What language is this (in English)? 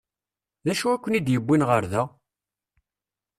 Kabyle